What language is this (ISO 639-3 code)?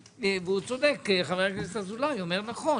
heb